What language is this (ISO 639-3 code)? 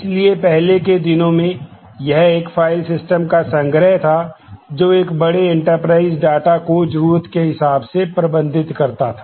hin